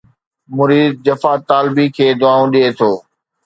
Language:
Sindhi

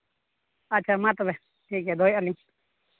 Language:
Santali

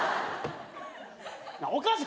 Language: Japanese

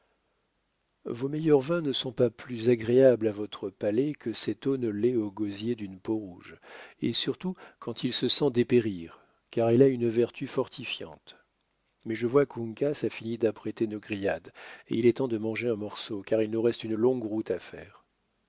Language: French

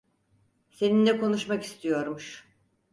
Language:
Turkish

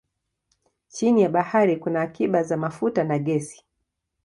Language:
Swahili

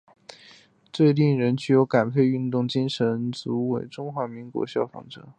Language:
Chinese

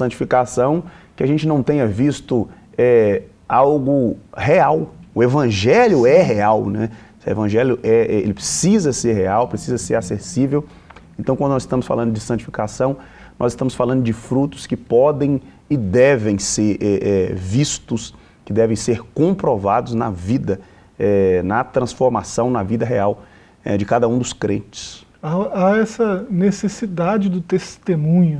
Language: Portuguese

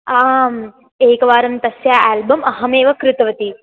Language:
Sanskrit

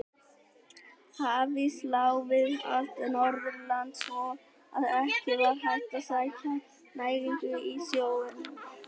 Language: Icelandic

